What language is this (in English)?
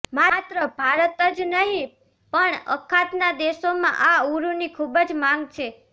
Gujarati